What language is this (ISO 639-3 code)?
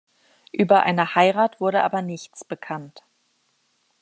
deu